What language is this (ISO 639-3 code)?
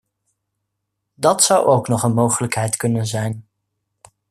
nld